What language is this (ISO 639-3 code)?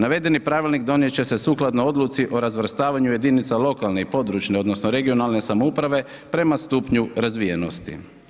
hrv